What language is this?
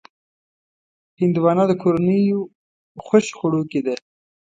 Pashto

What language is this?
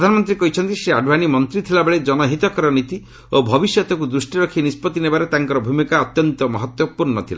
Odia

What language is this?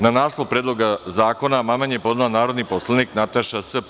Serbian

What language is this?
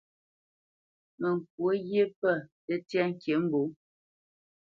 Bamenyam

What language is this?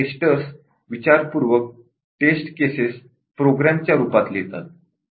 Marathi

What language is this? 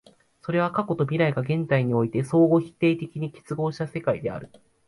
Japanese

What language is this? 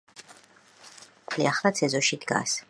Georgian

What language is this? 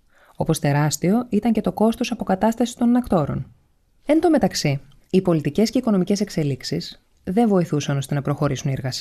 Greek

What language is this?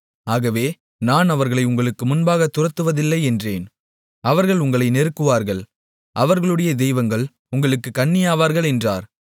Tamil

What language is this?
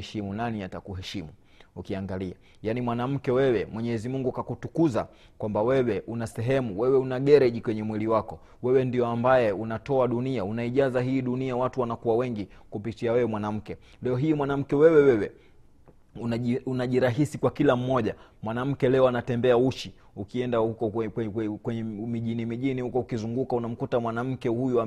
Swahili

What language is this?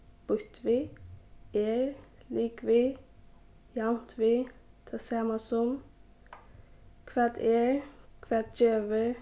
Faroese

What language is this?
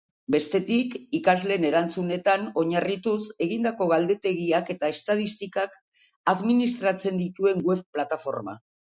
Basque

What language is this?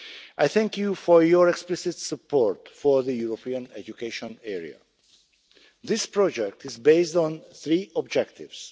English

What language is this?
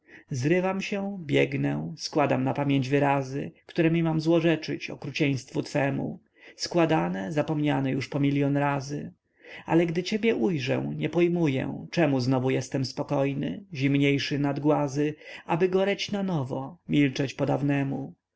Polish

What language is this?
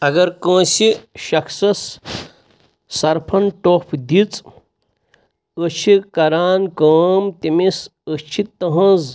Kashmiri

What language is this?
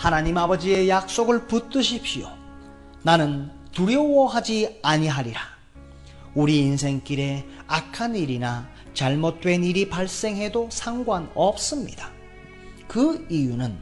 Korean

